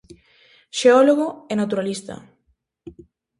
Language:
Galician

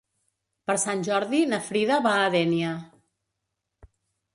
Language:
Catalan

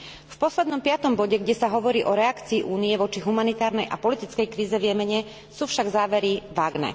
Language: Slovak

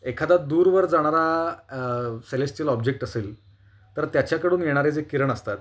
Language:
Marathi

